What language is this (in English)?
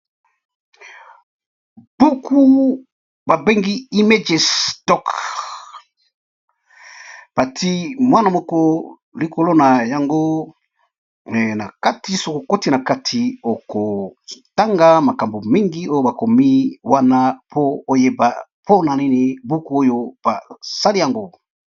Lingala